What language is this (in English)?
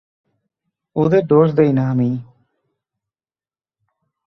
Bangla